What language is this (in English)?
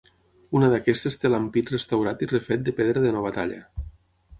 Catalan